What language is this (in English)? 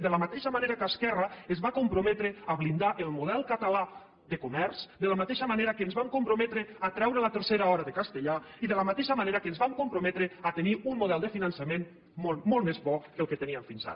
Catalan